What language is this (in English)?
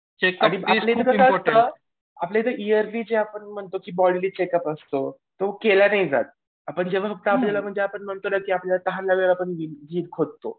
Marathi